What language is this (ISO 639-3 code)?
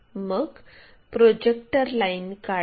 mar